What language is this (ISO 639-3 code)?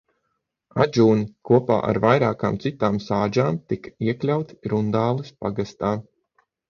lav